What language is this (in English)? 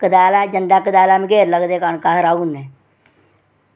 Dogri